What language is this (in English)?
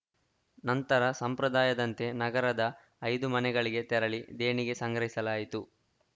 Kannada